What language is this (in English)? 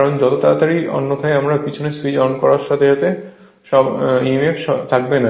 Bangla